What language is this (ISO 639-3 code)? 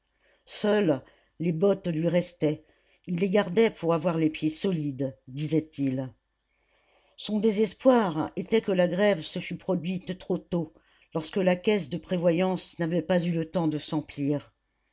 fra